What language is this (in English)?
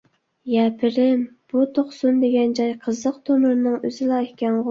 Uyghur